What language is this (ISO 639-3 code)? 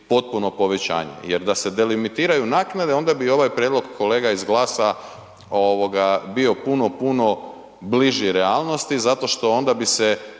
hrv